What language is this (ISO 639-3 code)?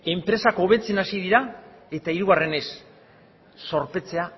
eus